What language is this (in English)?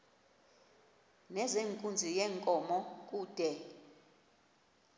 Xhosa